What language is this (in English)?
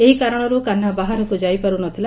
Odia